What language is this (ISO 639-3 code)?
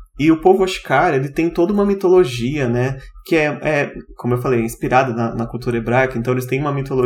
por